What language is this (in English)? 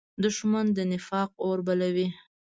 Pashto